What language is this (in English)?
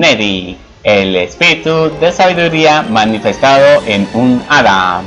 Spanish